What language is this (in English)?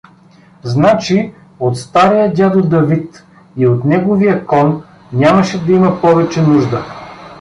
Bulgarian